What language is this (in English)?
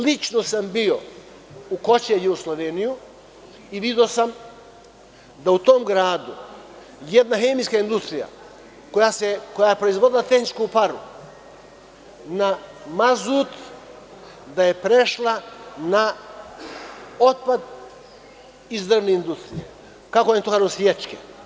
Serbian